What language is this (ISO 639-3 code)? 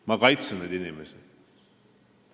est